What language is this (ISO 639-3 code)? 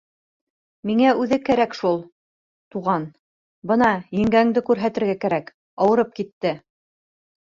bak